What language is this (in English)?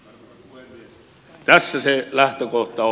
Finnish